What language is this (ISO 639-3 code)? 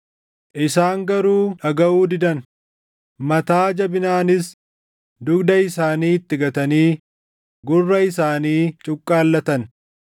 orm